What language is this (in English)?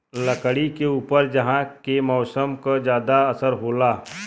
Bhojpuri